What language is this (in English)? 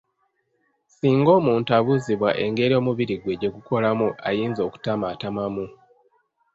Ganda